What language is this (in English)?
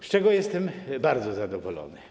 Polish